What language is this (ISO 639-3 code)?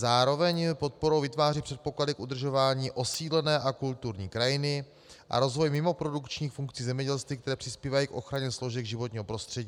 ces